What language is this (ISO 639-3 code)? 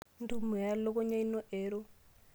mas